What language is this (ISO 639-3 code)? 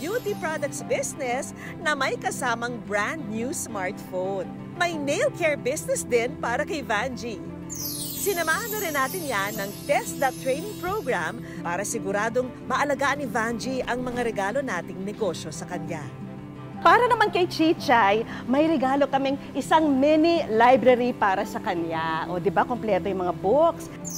fil